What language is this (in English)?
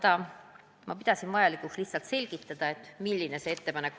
Estonian